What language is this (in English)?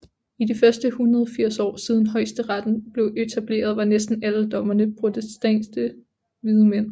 Danish